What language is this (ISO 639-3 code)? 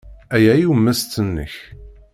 kab